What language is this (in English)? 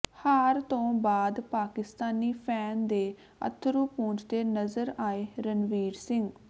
Punjabi